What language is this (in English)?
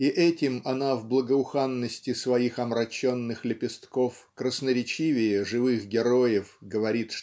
Russian